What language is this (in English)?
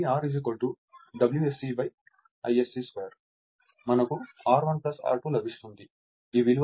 Telugu